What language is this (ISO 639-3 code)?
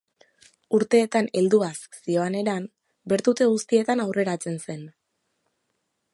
eus